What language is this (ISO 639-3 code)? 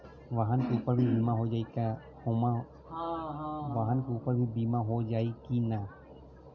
bho